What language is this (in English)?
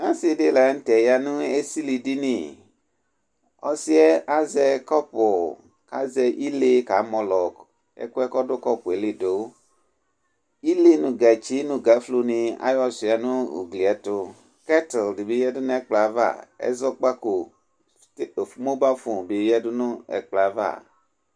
Ikposo